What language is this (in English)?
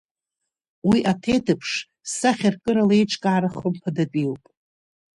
Abkhazian